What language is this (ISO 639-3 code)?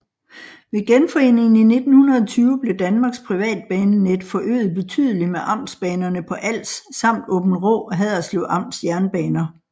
dan